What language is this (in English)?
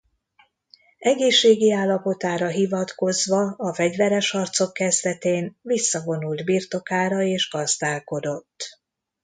Hungarian